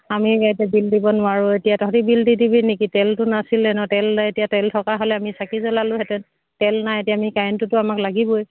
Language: Assamese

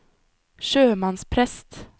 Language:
Norwegian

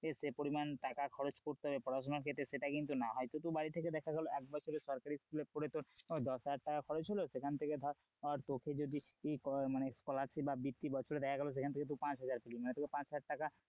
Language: Bangla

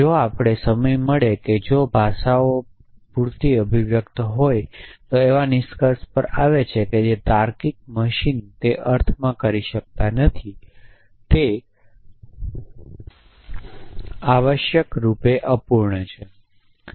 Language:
Gujarati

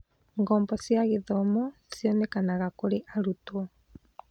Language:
Kikuyu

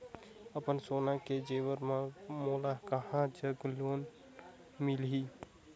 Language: Chhattisgarhi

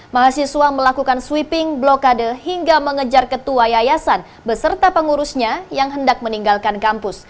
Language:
Indonesian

